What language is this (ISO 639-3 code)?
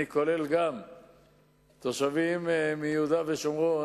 heb